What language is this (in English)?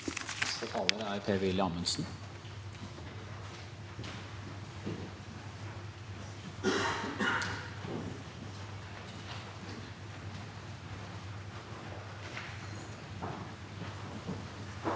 Norwegian